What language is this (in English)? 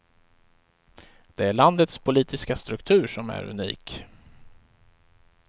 Swedish